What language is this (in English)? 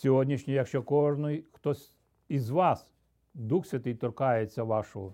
Ukrainian